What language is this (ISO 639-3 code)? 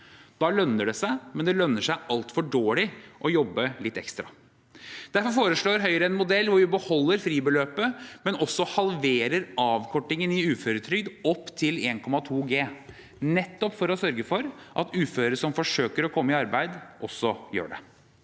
nor